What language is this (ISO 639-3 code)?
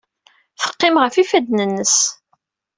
kab